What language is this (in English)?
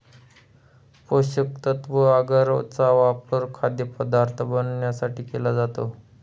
Marathi